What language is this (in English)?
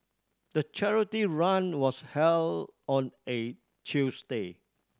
English